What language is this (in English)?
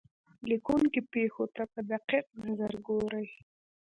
Pashto